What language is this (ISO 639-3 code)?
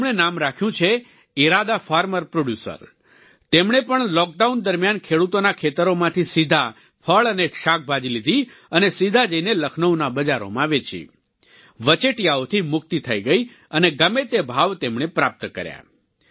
guj